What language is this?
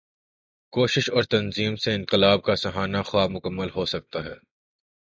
Urdu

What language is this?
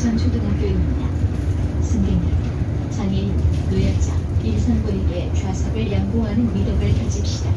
Korean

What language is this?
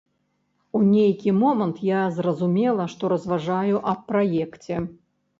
Belarusian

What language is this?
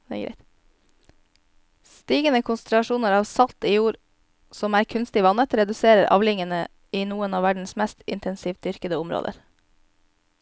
Norwegian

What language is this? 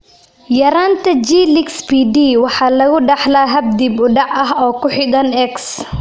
Somali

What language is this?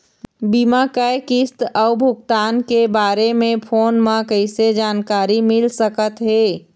Chhattisgarhi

